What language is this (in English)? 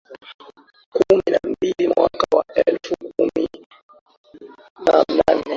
Swahili